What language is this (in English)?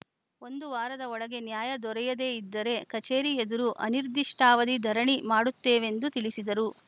Kannada